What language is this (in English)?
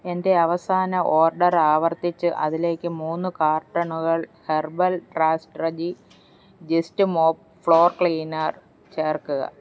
Malayalam